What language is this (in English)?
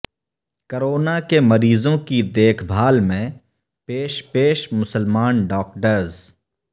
Urdu